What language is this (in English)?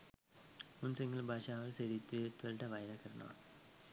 Sinhala